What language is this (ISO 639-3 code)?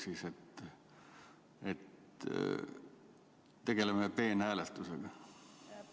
est